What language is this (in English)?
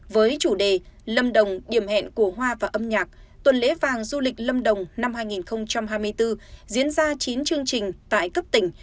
Vietnamese